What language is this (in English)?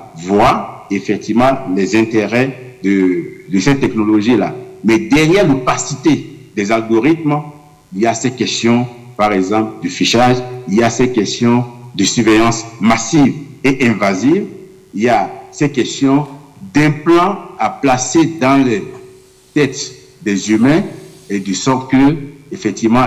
French